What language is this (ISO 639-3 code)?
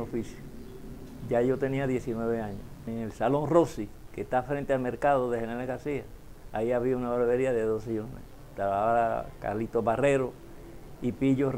spa